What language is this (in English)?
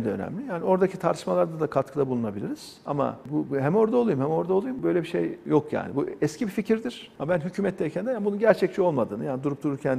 Turkish